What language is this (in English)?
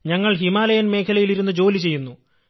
Malayalam